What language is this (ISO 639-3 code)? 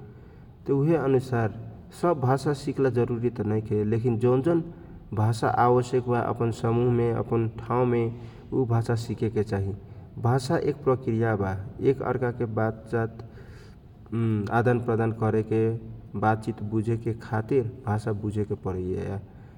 thq